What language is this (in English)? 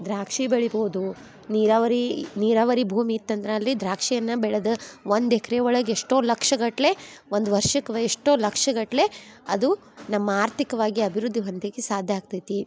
Kannada